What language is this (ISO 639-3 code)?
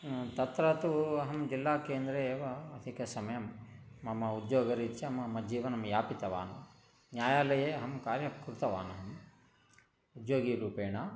san